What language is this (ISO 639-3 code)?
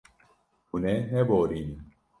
kur